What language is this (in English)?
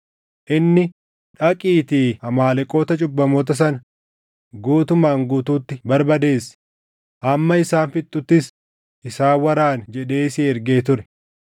Oromo